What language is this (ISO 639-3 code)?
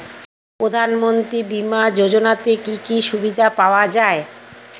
ben